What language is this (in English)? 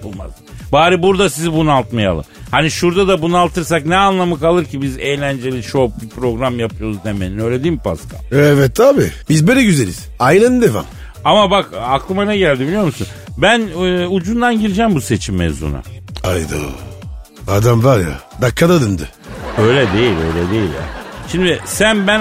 Turkish